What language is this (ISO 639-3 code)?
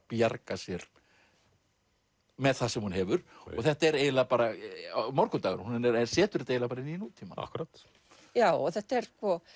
isl